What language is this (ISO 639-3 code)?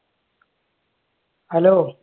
mal